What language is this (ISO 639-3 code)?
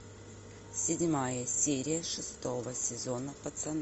rus